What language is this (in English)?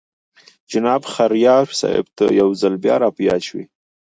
Pashto